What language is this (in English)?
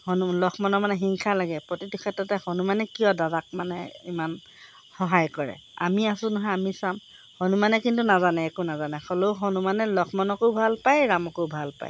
Assamese